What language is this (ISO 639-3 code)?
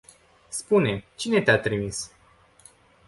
ron